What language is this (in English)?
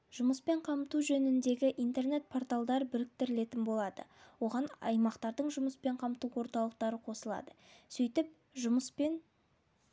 Kazakh